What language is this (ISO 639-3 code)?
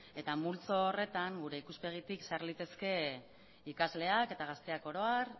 eus